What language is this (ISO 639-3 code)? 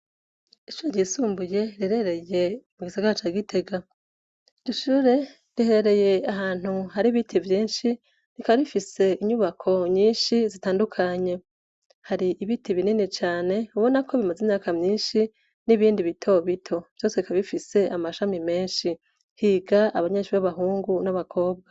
run